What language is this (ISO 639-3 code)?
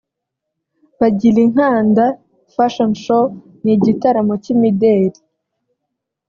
kin